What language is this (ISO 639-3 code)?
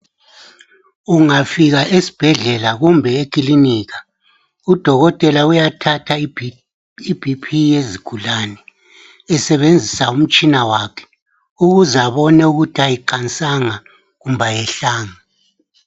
nde